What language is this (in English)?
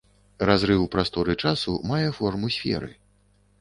Belarusian